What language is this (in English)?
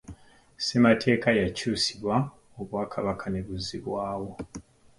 Ganda